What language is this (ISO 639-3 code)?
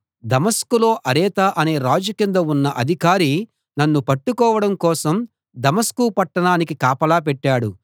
tel